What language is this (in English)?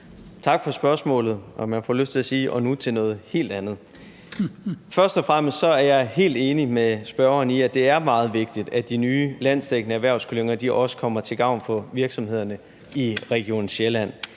Danish